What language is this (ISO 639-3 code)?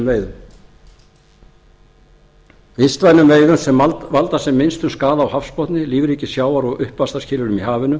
isl